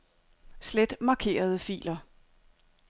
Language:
Danish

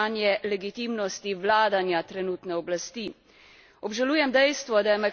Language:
Slovenian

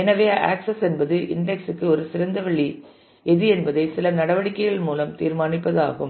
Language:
Tamil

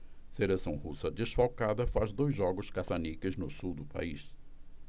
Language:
Portuguese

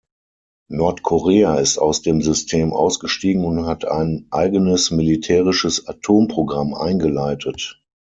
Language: German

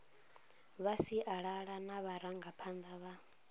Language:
Venda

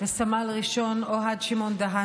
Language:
Hebrew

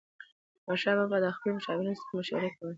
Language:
Pashto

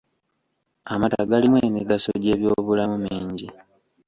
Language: Ganda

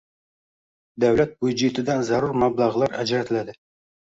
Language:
Uzbek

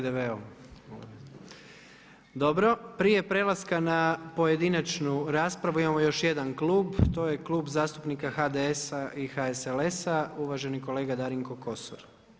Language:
Croatian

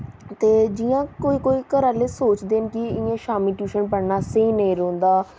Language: Dogri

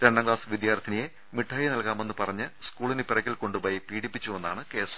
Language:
Malayalam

